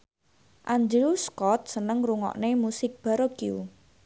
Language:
Javanese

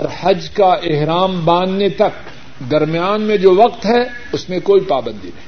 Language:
Urdu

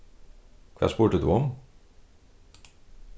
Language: Faroese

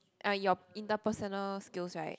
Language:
English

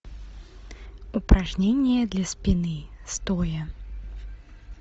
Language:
Russian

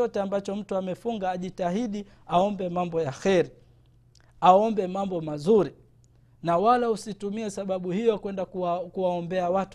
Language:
Swahili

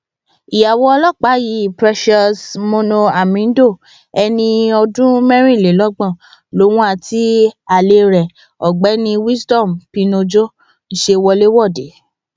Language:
Yoruba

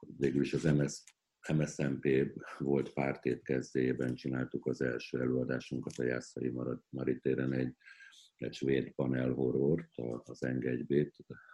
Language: Hungarian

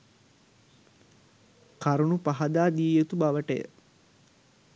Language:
Sinhala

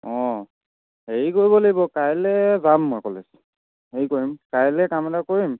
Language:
Assamese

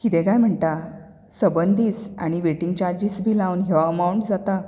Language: Konkani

